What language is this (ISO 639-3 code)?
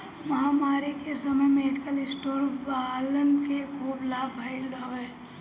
bho